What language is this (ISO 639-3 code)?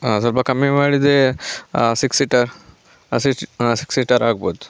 kan